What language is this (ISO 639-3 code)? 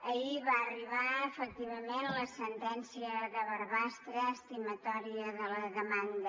cat